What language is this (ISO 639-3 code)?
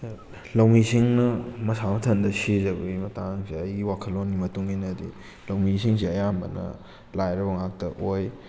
mni